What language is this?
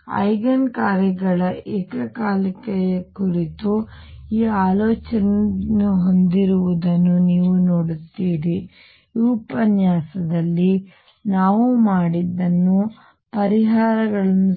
Kannada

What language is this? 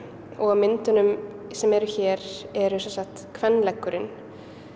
Icelandic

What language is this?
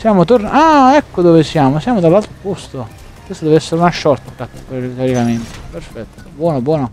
Italian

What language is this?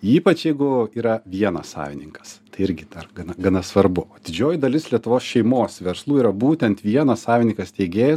Lithuanian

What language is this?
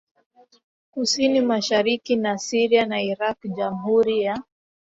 Swahili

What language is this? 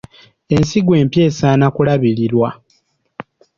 Ganda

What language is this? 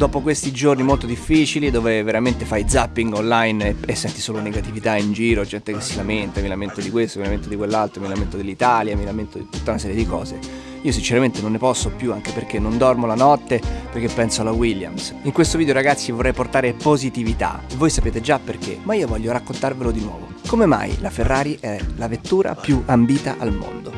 Italian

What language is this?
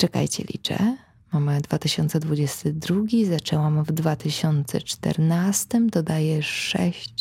Polish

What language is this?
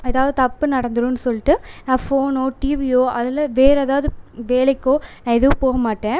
Tamil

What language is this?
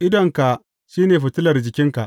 Hausa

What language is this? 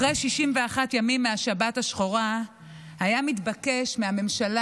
Hebrew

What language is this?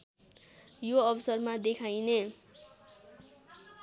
Nepali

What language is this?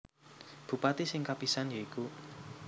Javanese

